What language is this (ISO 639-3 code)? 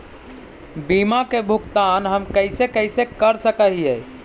mag